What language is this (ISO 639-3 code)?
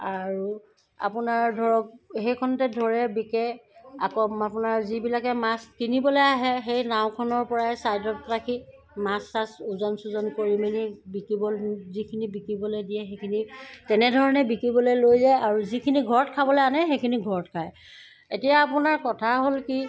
asm